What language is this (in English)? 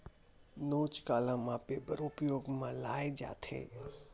Chhattisgarhi